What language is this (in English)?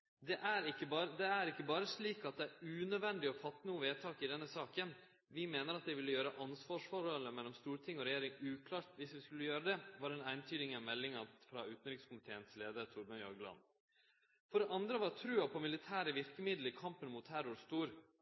Norwegian Nynorsk